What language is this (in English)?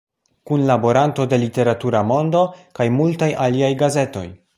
Esperanto